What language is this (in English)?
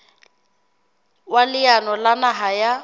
Southern Sotho